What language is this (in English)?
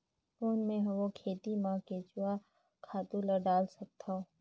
Chhattisgarhi